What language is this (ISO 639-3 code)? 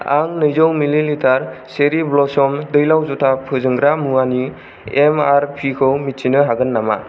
brx